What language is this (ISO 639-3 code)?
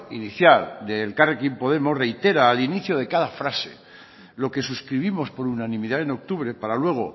spa